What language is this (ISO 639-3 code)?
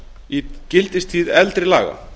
isl